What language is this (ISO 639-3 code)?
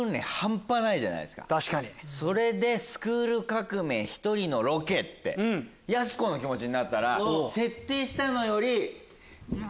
jpn